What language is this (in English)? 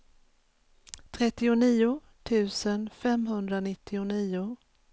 Swedish